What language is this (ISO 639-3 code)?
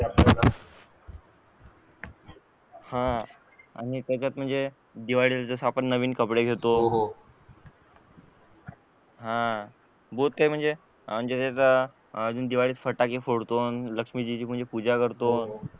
mar